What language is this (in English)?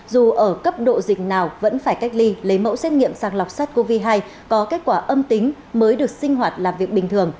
Vietnamese